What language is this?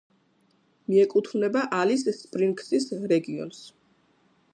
Georgian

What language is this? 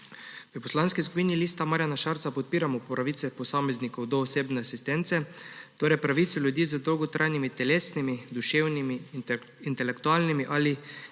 Slovenian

